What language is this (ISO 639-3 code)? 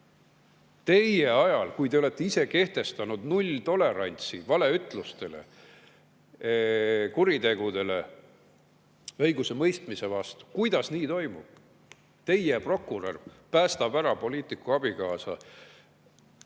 est